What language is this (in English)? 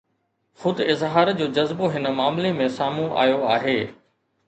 Sindhi